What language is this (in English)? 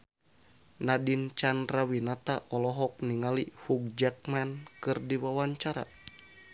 Sundanese